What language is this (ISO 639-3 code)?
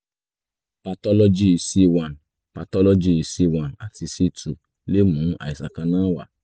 yor